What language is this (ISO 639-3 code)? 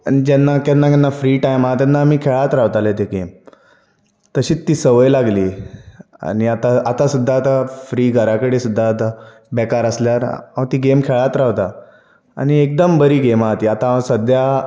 kok